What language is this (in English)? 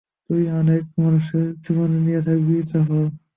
Bangla